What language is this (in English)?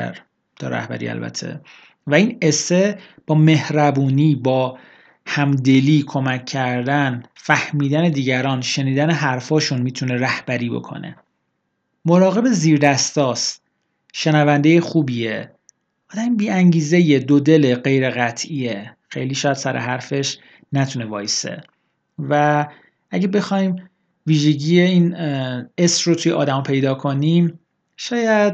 Persian